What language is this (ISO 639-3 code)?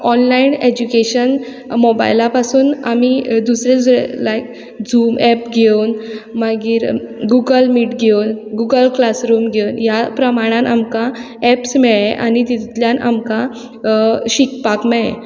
kok